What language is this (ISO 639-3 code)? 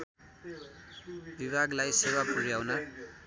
nep